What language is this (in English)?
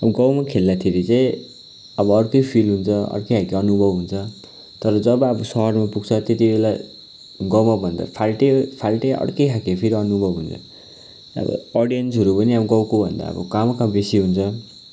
Nepali